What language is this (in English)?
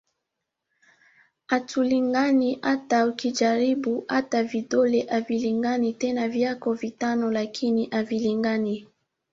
Swahili